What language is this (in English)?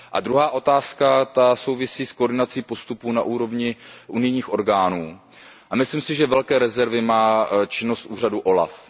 Czech